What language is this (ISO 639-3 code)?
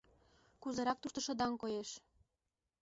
chm